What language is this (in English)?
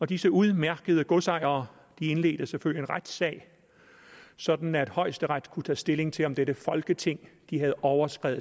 Danish